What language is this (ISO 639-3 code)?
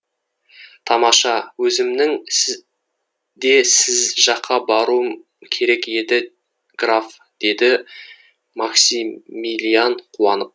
kaz